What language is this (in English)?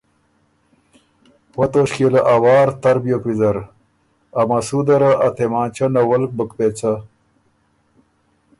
Ormuri